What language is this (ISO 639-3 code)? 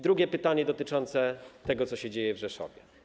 pol